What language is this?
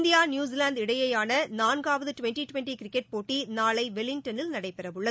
Tamil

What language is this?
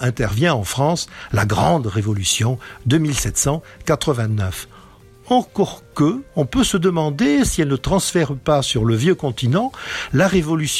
French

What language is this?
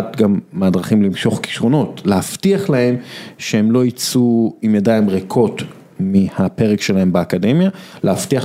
Hebrew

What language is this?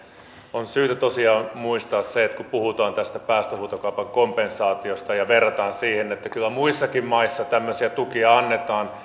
Finnish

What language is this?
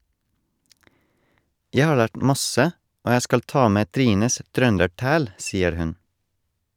Norwegian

